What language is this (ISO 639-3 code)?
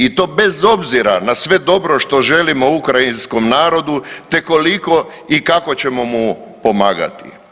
hrv